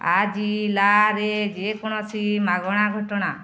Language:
Odia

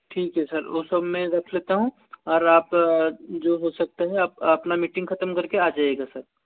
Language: Hindi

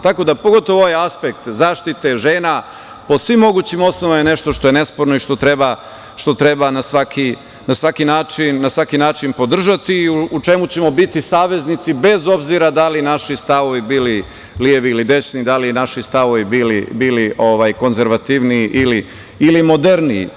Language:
Serbian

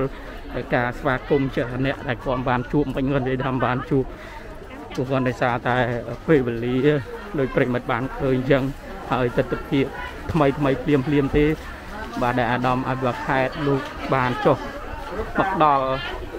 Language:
Thai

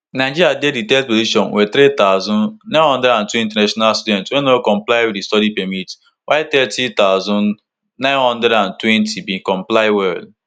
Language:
Nigerian Pidgin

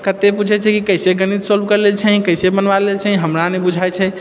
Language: Maithili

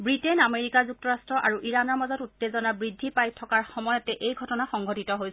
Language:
Assamese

